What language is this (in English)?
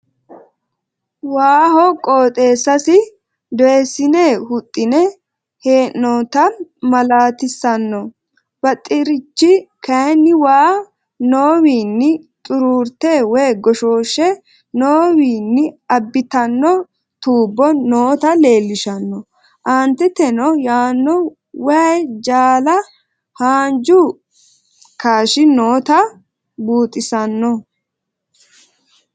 Sidamo